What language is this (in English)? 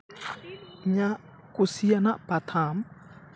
Santali